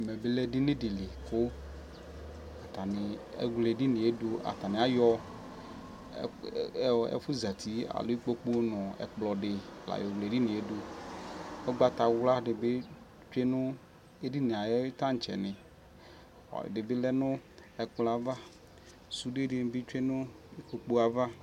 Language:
Ikposo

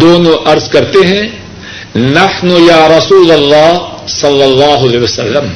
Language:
Urdu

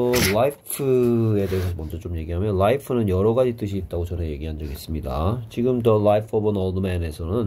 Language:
Korean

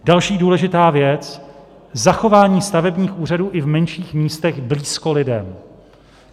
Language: Czech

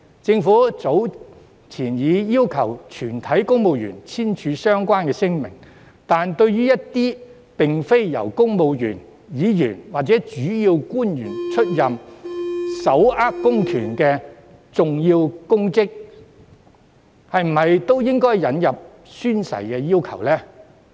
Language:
Cantonese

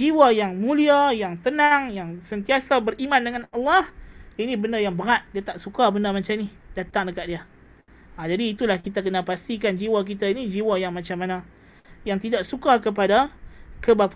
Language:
Malay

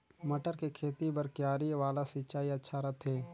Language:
Chhattisgarhi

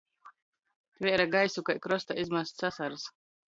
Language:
Latgalian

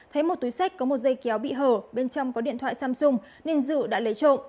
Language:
Vietnamese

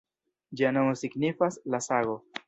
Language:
Esperanto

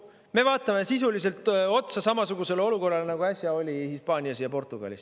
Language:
Estonian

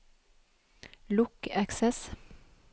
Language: Norwegian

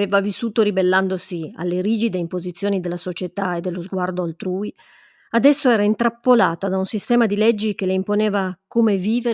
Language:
Italian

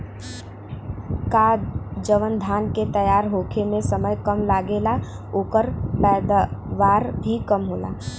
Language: Bhojpuri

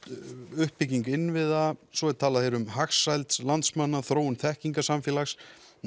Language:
Icelandic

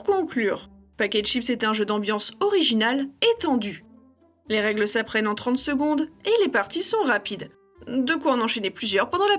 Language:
French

